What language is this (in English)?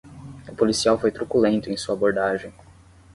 Portuguese